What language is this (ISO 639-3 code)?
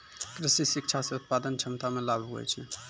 mai